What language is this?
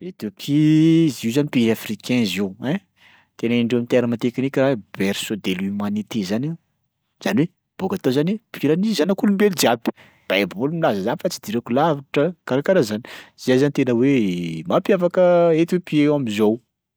Sakalava Malagasy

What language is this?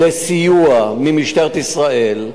Hebrew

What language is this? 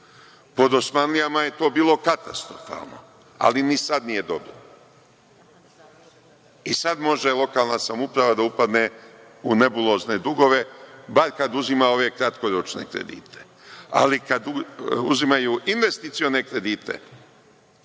Serbian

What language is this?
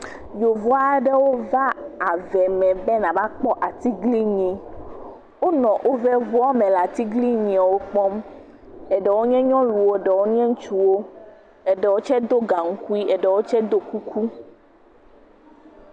Ewe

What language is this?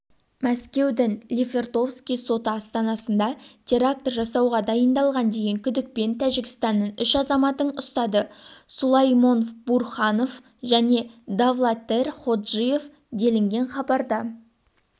Kazakh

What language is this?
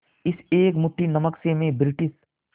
Hindi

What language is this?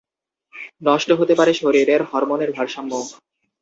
Bangla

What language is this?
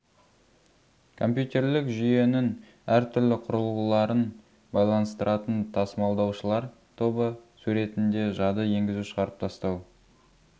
Kazakh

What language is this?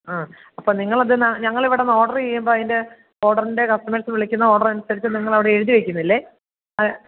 Malayalam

